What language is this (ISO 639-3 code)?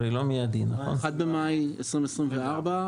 heb